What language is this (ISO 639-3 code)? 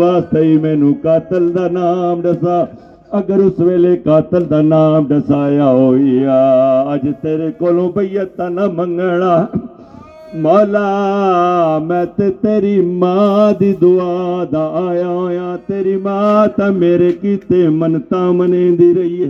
urd